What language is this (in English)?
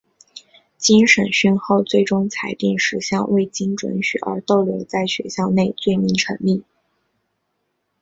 Chinese